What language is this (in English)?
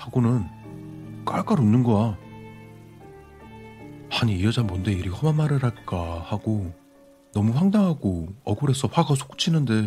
Korean